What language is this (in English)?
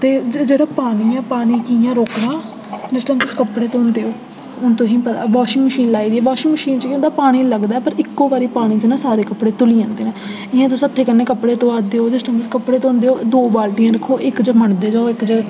Dogri